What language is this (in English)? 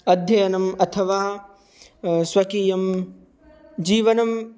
Sanskrit